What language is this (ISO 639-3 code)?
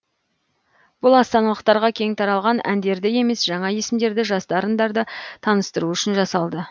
kaz